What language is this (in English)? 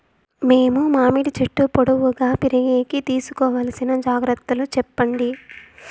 Telugu